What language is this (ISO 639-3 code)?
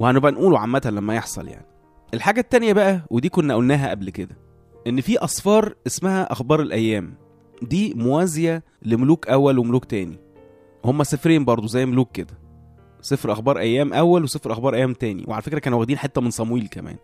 ara